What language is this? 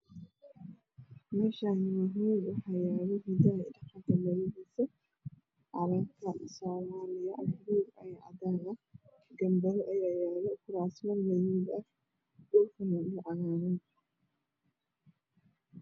Somali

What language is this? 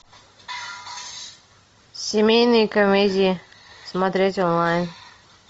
Russian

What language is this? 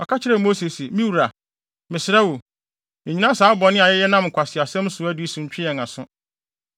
Akan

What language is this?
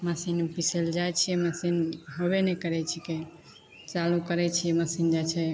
Maithili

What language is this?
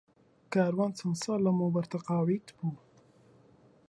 Central Kurdish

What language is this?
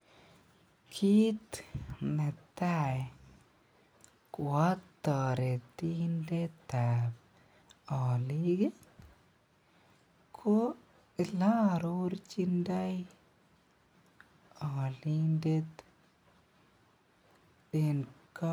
Kalenjin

